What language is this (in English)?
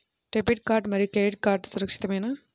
Telugu